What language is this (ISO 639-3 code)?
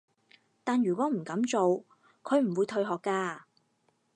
yue